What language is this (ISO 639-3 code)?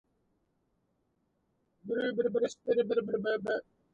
eng